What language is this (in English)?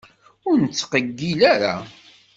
Kabyle